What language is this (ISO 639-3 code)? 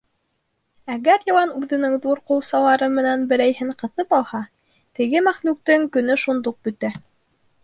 bak